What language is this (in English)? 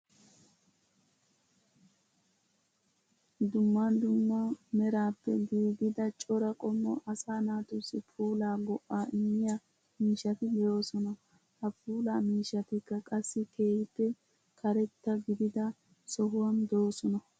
Wolaytta